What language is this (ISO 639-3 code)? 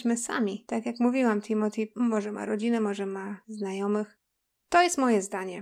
pol